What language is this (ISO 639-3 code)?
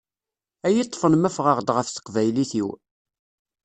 kab